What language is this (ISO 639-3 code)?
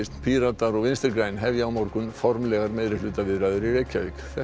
isl